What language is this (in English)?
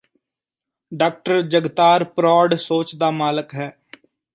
Punjabi